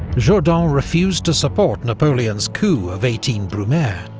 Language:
English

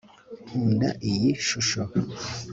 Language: Kinyarwanda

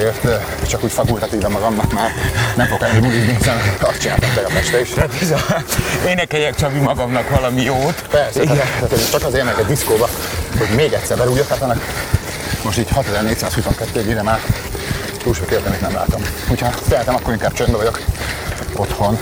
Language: Hungarian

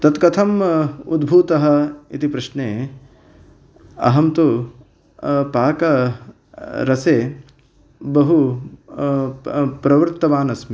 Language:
Sanskrit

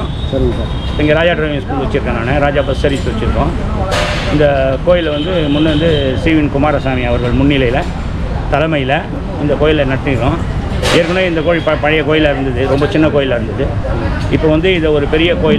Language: Tamil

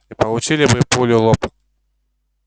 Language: Russian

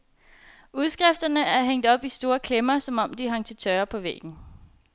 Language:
Danish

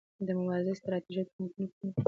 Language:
Pashto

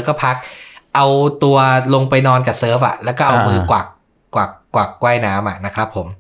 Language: Thai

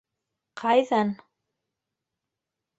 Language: Bashkir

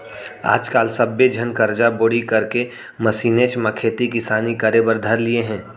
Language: Chhattisgarhi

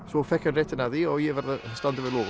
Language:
Icelandic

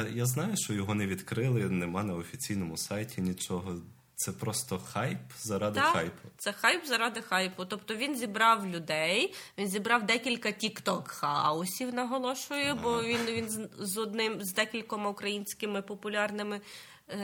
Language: Ukrainian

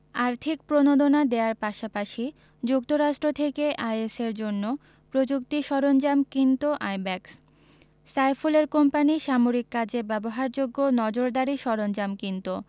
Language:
Bangla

